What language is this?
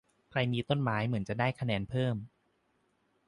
Thai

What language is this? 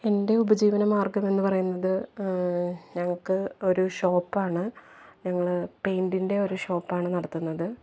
Malayalam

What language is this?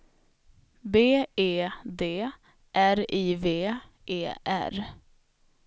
Swedish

